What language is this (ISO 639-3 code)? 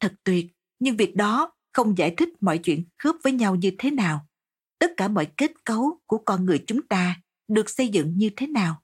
vie